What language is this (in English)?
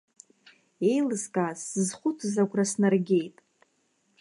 Abkhazian